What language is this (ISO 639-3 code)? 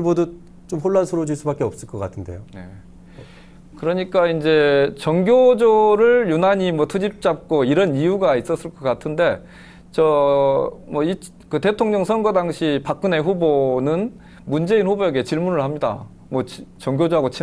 kor